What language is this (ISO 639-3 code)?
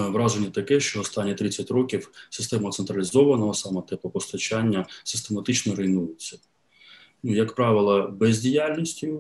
ukr